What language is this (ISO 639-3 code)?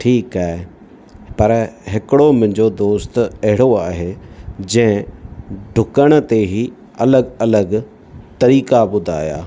snd